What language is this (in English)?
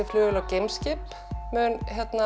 Icelandic